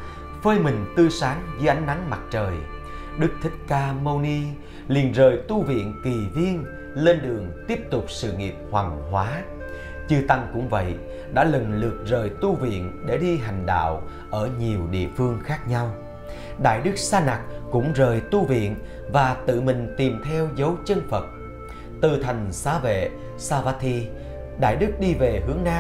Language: Vietnamese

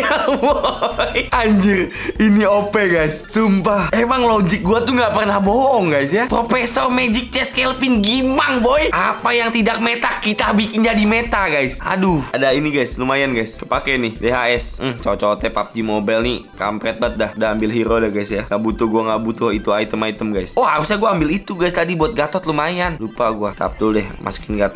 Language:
Indonesian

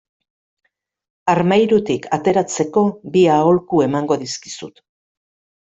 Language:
Basque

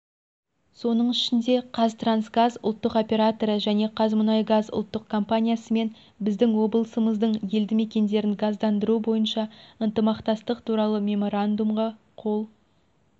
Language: Kazakh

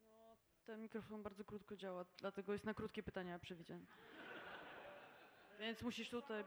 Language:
Polish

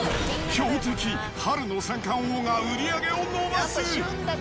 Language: Japanese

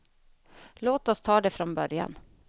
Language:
Swedish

